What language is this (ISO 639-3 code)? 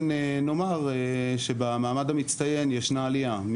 heb